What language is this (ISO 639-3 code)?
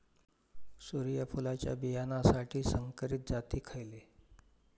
mar